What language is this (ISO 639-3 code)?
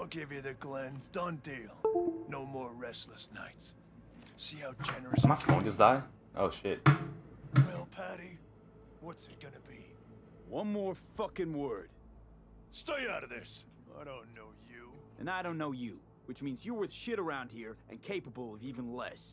eng